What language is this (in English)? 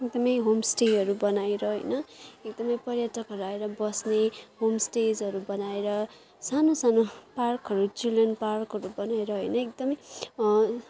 Nepali